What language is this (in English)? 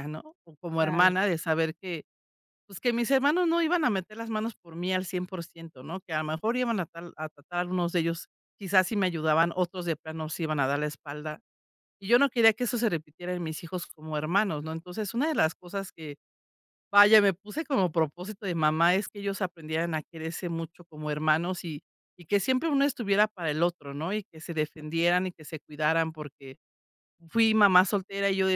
Spanish